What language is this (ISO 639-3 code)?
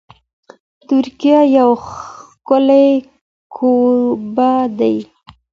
pus